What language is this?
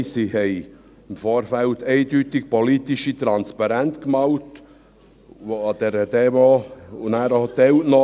Swiss German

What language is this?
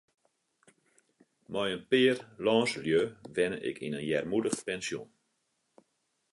Western Frisian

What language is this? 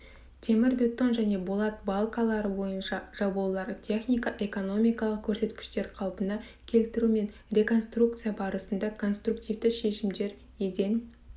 Kazakh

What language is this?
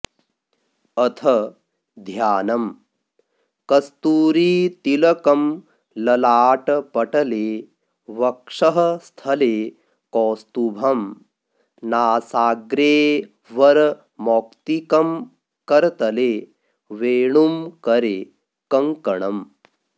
Sanskrit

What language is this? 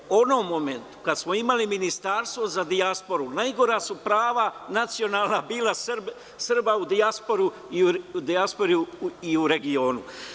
Serbian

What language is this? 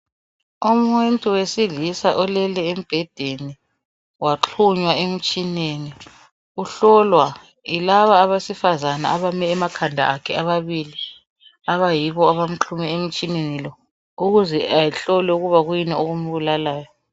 North Ndebele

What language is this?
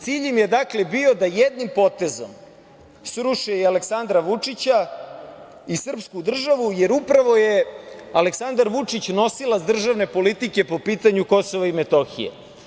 Serbian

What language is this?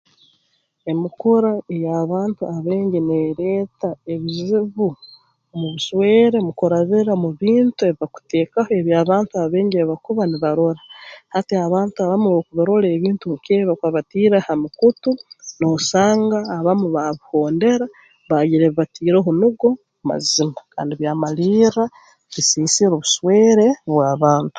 Tooro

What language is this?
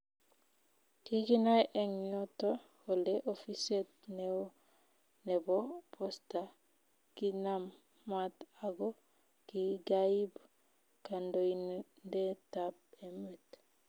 Kalenjin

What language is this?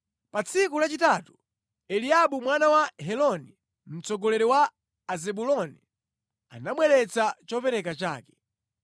Nyanja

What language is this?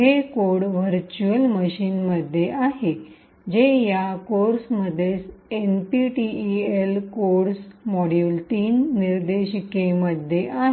Marathi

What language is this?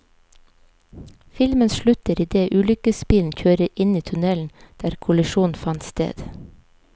Norwegian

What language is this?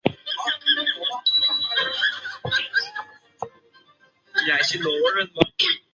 Chinese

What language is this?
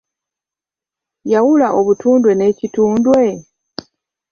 Ganda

